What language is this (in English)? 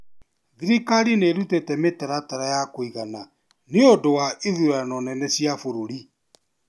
Kikuyu